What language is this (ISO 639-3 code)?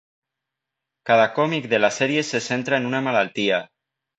cat